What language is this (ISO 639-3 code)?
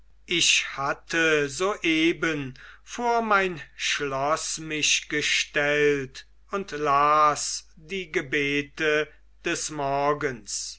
deu